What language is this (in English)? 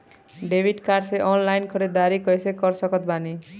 Bhojpuri